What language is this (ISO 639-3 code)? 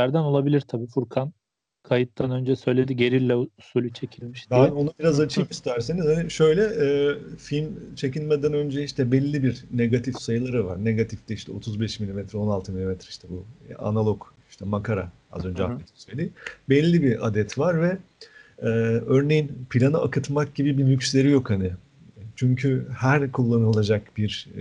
tur